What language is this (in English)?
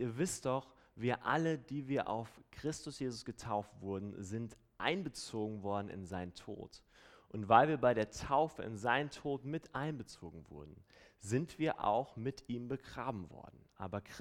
German